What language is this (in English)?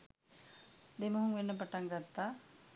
Sinhala